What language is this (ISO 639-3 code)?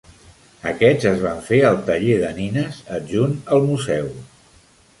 cat